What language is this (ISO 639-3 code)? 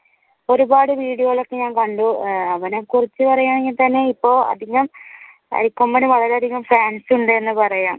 mal